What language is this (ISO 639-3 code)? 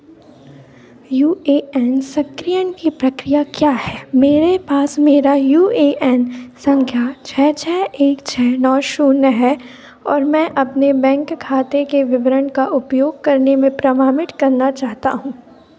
hin